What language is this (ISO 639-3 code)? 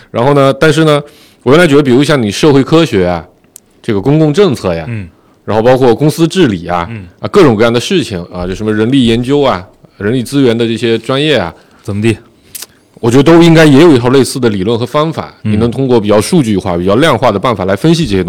zho